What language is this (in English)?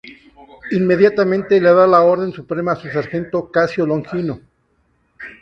Spanish